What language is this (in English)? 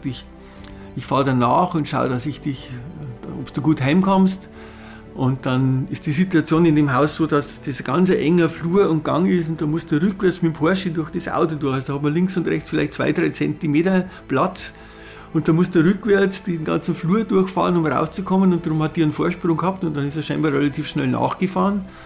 German